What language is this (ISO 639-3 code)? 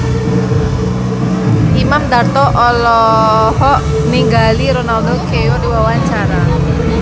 sun